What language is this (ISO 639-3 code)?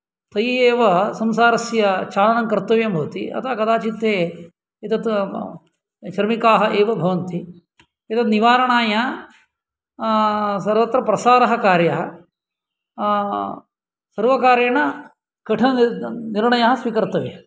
san